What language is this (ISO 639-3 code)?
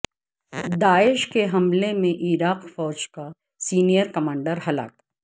urd